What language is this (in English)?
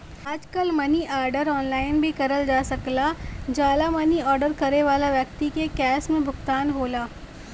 Bhojpuri